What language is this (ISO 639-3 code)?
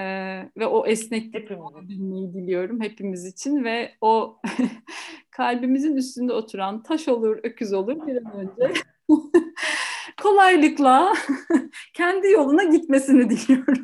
tur